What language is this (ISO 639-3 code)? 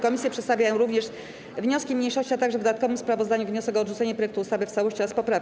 pol